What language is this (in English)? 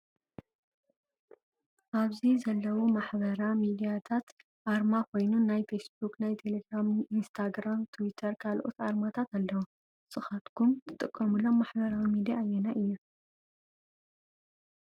Tigrinya